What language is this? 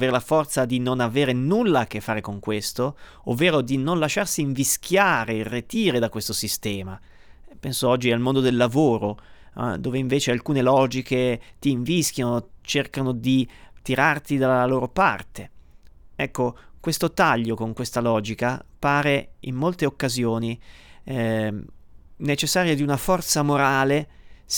Italian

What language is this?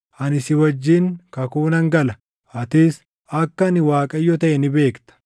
Oromo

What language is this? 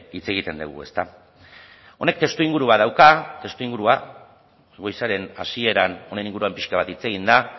Basque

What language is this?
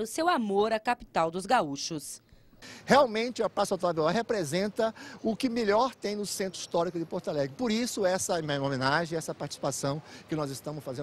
Portuguese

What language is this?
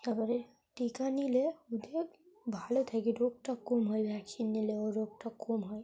Bangla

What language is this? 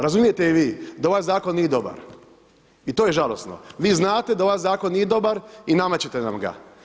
Croatian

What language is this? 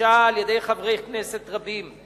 Hebrew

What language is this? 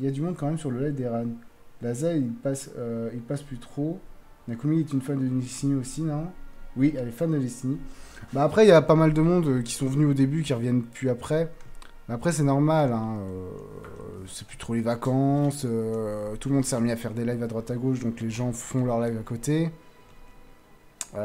French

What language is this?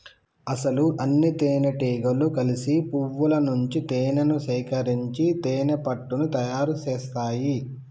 Telugu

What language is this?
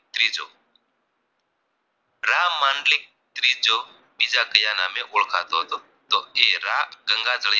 Gujarati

